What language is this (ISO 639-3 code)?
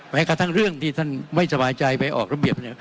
tha